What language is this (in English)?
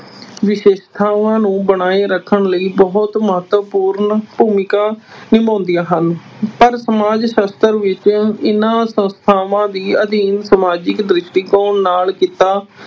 Punjabi